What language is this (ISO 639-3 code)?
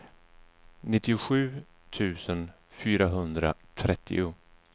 swe